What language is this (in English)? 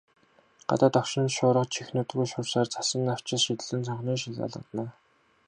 Mongolian